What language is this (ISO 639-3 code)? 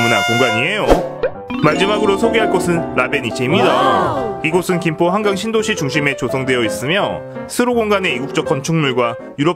kor